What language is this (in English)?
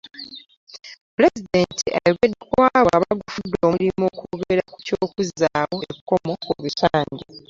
Ganda